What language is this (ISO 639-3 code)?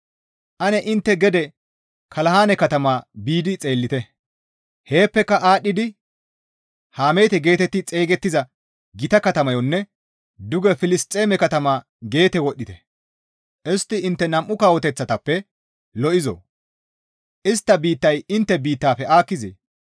gmv